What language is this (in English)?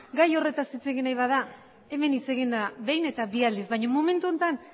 Basque